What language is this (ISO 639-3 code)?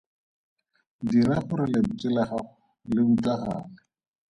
tsn